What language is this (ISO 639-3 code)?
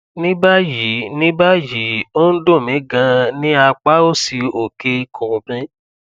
yor